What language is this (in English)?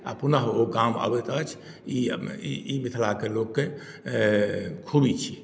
Maithili